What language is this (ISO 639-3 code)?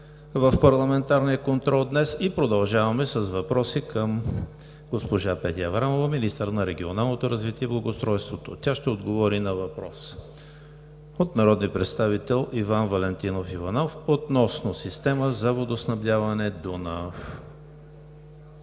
bul